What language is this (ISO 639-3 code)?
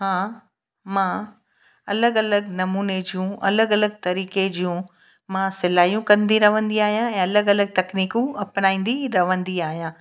snd